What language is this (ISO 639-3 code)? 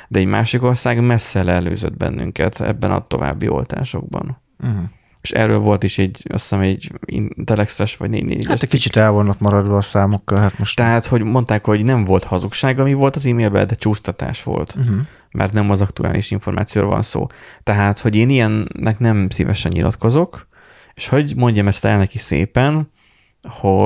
hun